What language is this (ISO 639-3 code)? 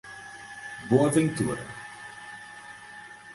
por